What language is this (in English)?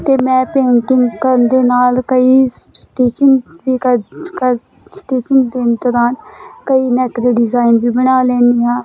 Punjabi